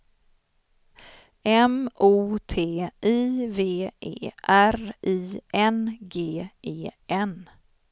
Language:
Swedish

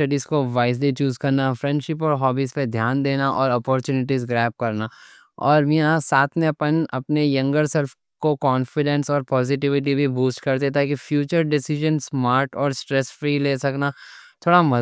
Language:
Deccan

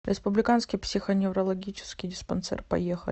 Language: Russian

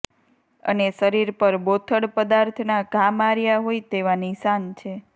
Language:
Gujarati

